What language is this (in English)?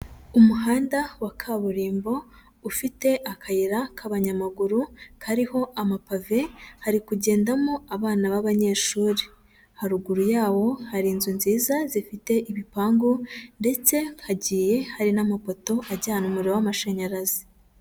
Kinyarwanda